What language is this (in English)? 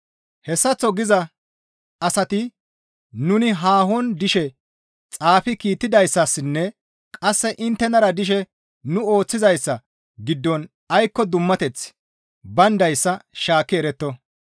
Gamo